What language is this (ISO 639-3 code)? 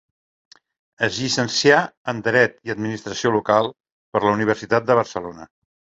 cat